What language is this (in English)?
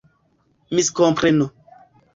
Esperanto